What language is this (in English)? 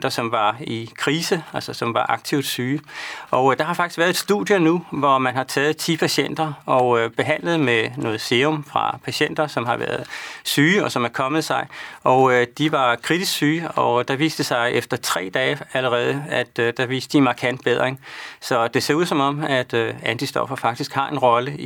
Danish